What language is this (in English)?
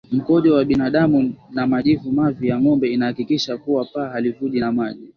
Swahili